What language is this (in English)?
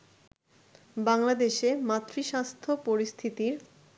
Bangla